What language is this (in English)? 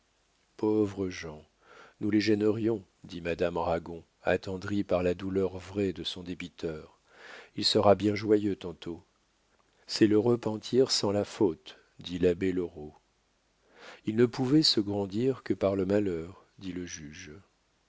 French